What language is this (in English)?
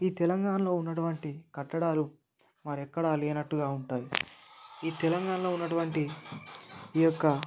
Telugu